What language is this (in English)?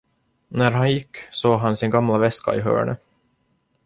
Swedish